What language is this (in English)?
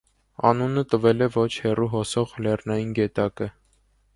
Armenian